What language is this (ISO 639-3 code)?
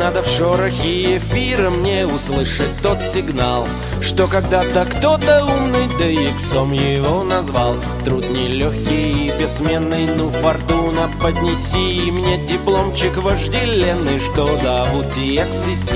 rus